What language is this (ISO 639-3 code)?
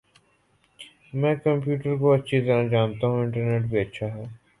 urd